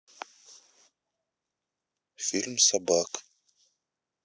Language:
Russian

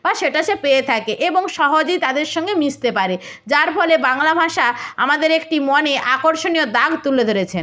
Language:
Bangla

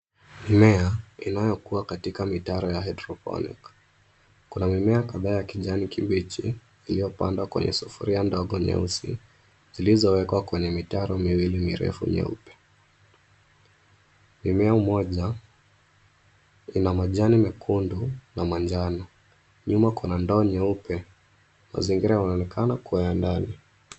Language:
Swahili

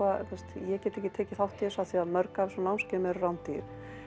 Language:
Icelandic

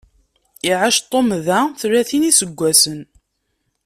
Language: Kabyle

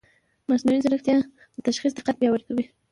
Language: Pashto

